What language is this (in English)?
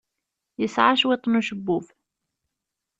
Kabyle